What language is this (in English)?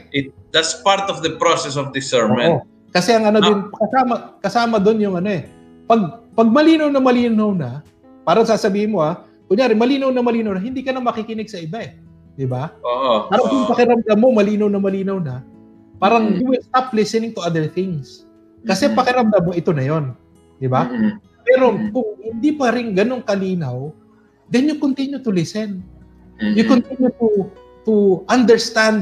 Filipino